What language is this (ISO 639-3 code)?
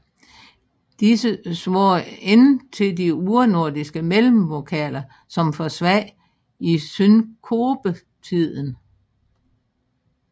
dan